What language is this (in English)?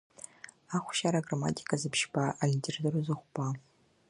Abkhazian